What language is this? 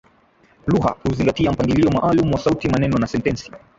Swahili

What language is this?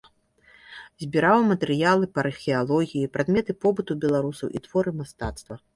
Belarusian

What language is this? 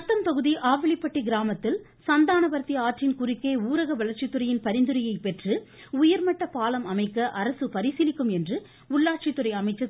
Tamil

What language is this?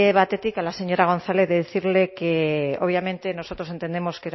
Spanish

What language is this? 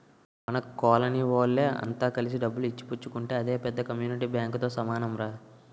Telugu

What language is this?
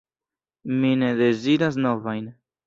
Esperanto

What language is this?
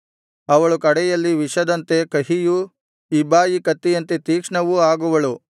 Kannada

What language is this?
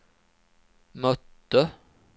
Swedish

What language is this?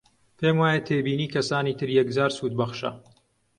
Central Kurdish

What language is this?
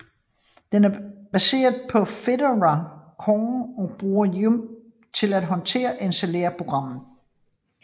Danish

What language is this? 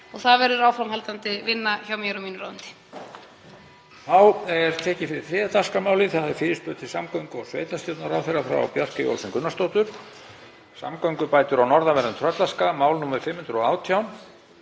Icelandic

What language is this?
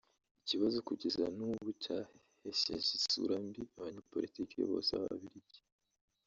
Kinyarwanda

